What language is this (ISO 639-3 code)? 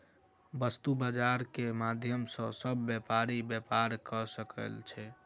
mai